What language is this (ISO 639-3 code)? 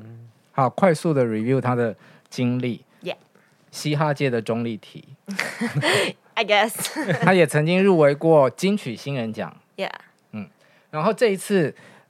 zho